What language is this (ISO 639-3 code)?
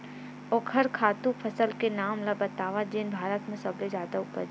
hne